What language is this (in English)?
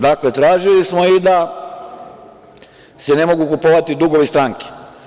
Serbian